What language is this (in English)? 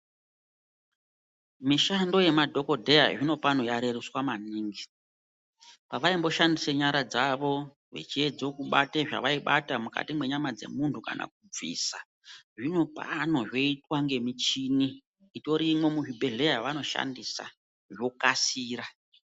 Ndau